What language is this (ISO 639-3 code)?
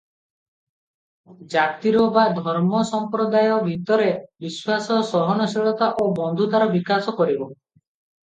ori